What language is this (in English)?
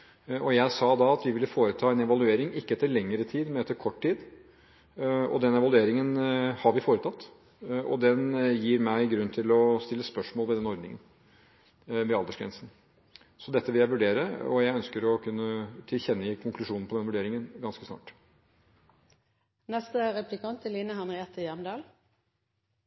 Norwegian Bokmål